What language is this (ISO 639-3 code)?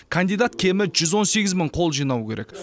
kaz